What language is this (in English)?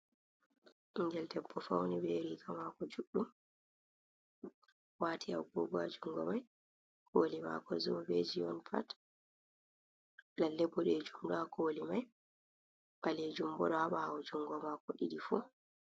Fula